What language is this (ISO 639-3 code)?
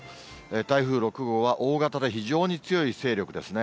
jpn